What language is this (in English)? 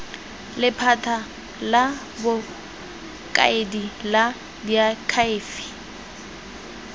Tswana